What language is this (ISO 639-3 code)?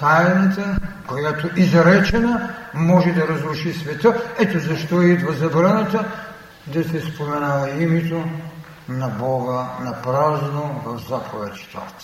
bul